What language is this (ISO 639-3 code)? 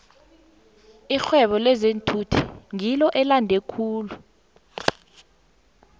nbl